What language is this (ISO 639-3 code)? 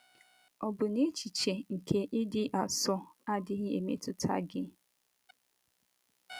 ibo